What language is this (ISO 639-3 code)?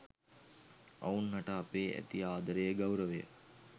sin